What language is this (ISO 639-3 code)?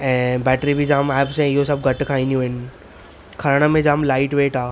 snd